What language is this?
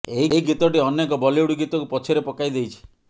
Odia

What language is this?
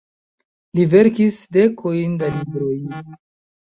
Esperanto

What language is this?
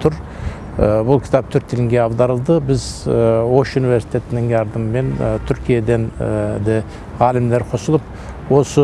Turkish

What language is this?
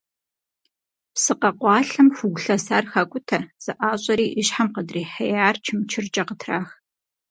Kabardian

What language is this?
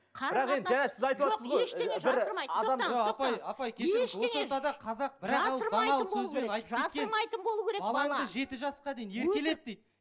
Kazakh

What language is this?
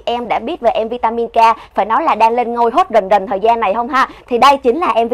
Vietnamese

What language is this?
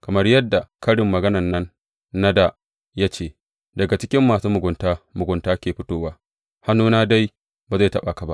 Hausa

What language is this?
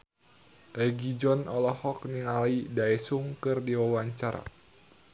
Sundanese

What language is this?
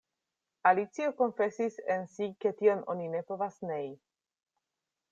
Esperanto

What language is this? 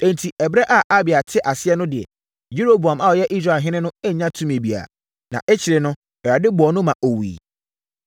Akan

